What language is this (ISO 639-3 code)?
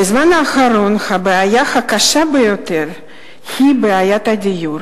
heb